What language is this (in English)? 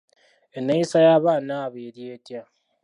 Ganda